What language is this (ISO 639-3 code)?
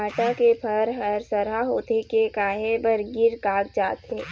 hne